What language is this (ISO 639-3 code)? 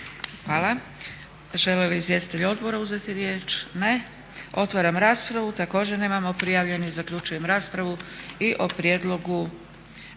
hrv